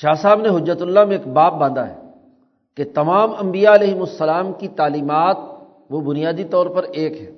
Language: Urdu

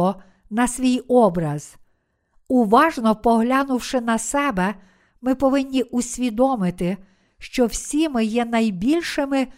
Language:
Ukrainian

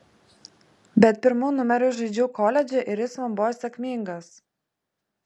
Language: Lithuanian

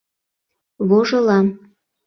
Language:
Mari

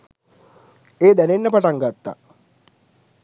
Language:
Sinhala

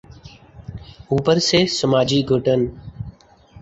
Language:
Urdu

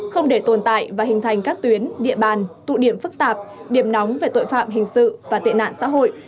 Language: Vietnamese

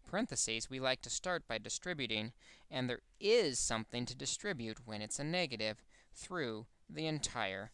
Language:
English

